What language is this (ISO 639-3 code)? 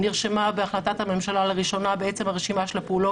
heb